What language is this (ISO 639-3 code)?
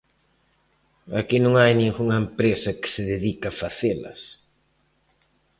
glg